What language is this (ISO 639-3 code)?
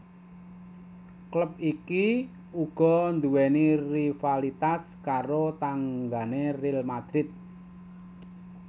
jav